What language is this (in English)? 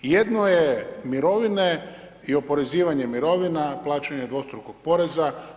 Croatian